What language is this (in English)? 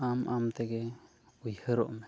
Santali